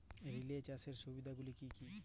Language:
Bangla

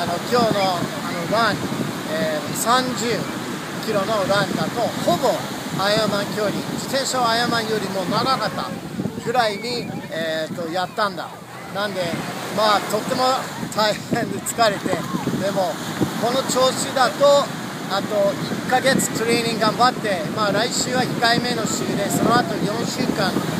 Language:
Japanese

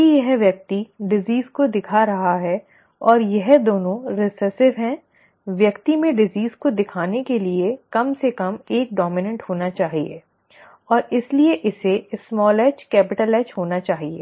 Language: Hindi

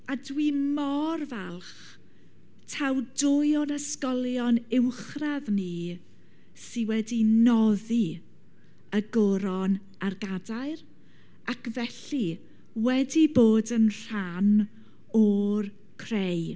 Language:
Welsh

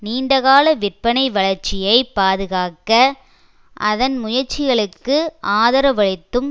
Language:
Tamil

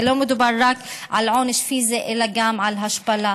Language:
Hebrew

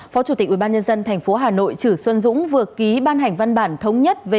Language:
Vietnamese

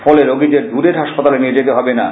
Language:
Bangla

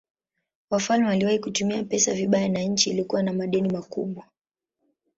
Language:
Swahili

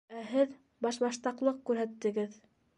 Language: Bashkir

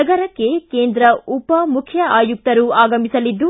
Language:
Kannada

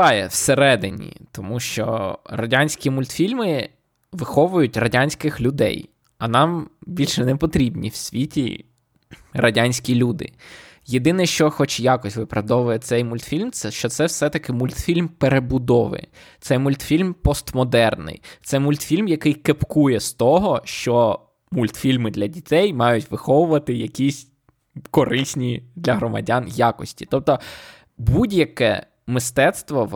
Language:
Ukrainian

